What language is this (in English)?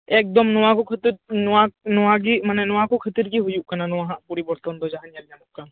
Santali